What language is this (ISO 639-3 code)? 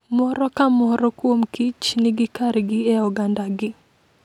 luo